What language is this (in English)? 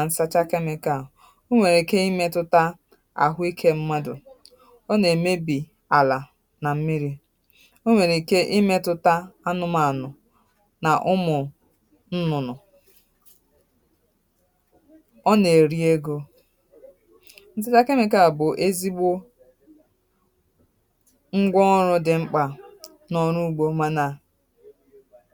Igbo